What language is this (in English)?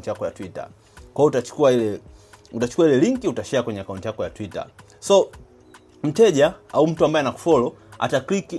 Swahili